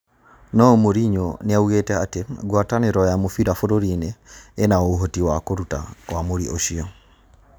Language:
Kikuyu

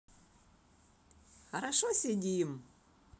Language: Russian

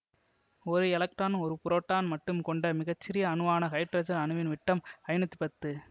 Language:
Tamil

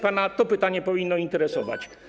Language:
Polish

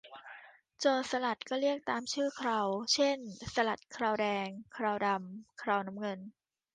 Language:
Thai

